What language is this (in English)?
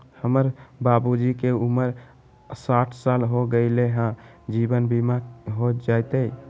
Magahi